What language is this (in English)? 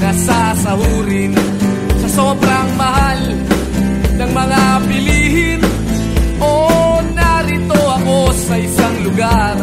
Filipino